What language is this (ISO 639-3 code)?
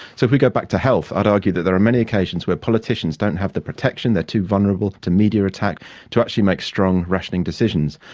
eng